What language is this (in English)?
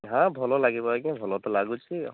Odia